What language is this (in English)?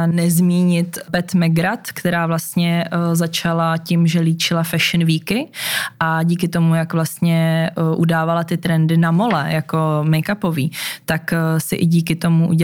Czech